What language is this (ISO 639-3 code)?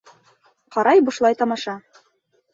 bak